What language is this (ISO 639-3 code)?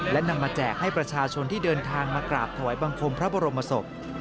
tha